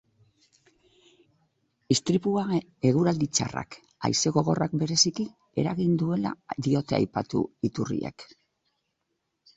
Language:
Basque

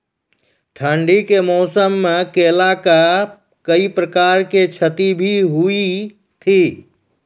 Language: Maithili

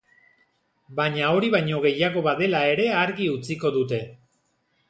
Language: Basque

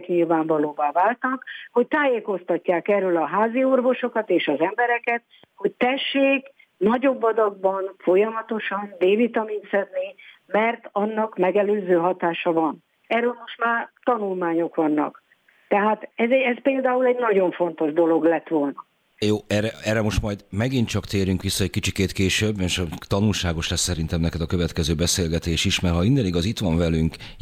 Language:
Hungarian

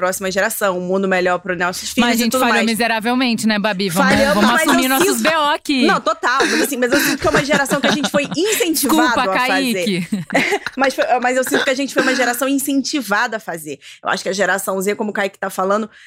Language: Portuguese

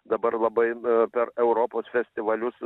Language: Lithuanian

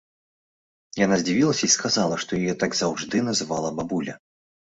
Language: Belarusian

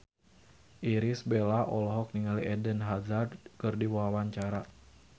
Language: Sundanese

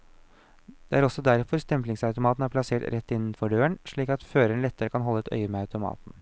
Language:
Norwegian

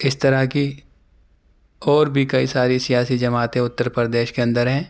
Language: Urdu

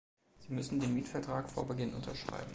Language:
German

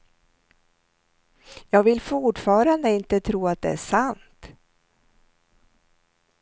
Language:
Swedish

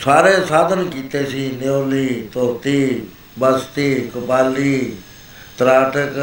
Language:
Punjabi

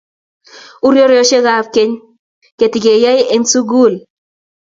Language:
Kalenjin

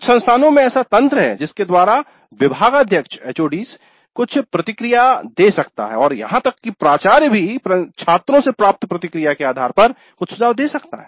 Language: Hindi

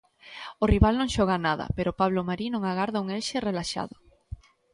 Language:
Galician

